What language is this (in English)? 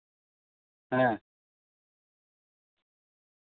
Santali